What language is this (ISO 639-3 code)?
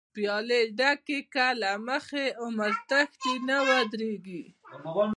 pus